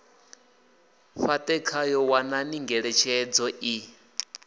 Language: Venda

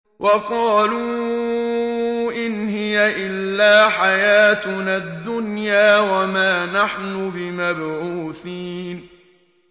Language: Arabic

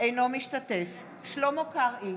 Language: Hebrew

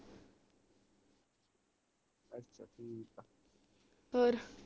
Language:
Punjabi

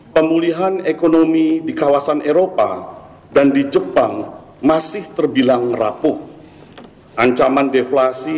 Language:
Indonesian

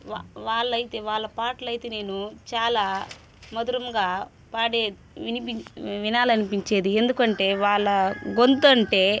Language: Telugu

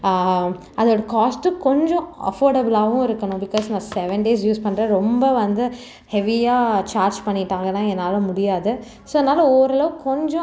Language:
Tamil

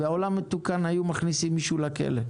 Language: Hebrew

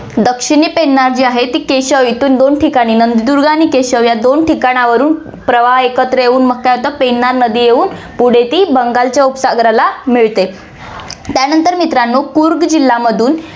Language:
Marathi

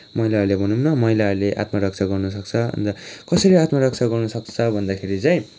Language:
Nepali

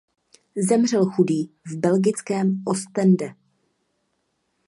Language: Czech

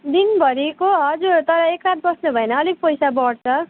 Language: Nepali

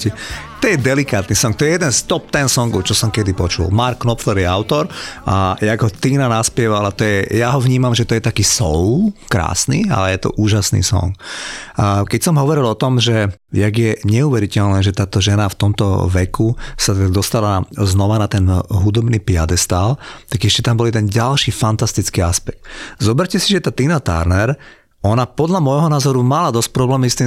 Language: Slovak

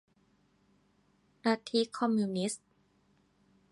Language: Thai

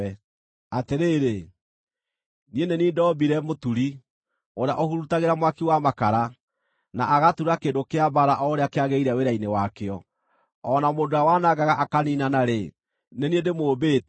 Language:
Kikuyu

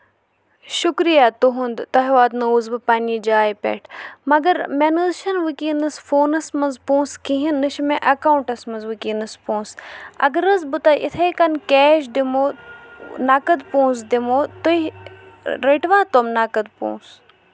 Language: Kashmiri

